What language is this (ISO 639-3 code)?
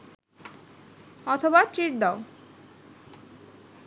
ben